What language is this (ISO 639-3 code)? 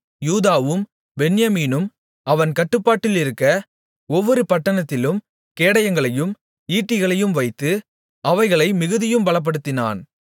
tam